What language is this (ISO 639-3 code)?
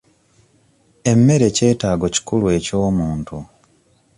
lug